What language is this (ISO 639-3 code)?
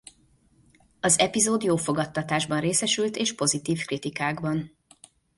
hun